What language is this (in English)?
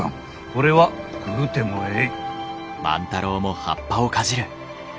Japanese